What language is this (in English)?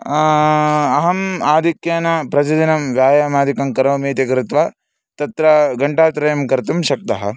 Sanskrit